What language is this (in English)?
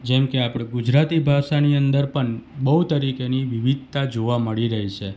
Gujarati